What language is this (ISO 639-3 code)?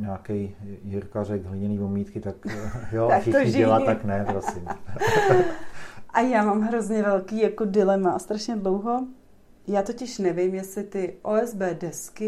ces